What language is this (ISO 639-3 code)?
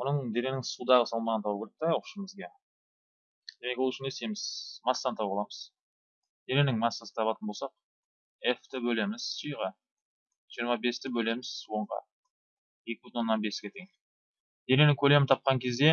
tur